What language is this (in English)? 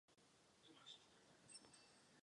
Czech